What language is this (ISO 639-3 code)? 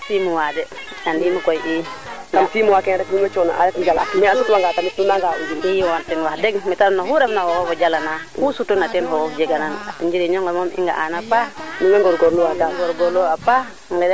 srr